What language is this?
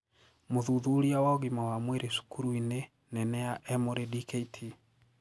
Kikuyu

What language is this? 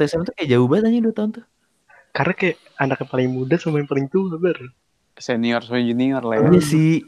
Indonesian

